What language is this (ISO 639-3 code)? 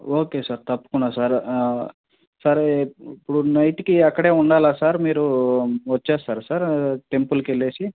tel